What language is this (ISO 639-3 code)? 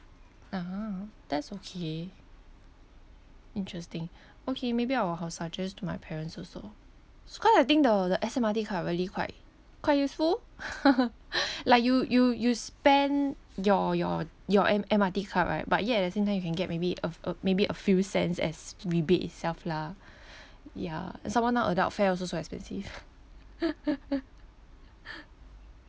eng